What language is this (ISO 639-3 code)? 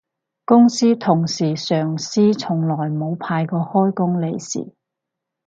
yue